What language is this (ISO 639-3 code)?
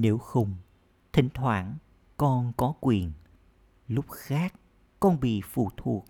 vie